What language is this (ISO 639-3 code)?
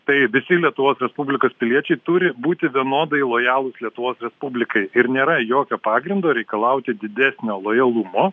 lit